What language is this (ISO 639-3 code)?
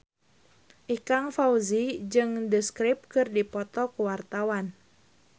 sun